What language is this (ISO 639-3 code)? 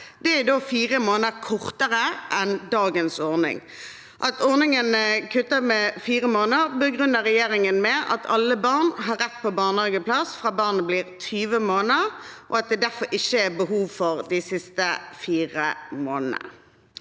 nor